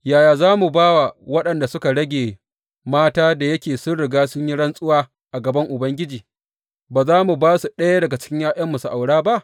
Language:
Hausa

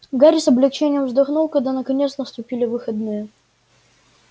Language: Russian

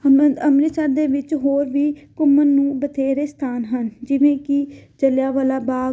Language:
Punjabi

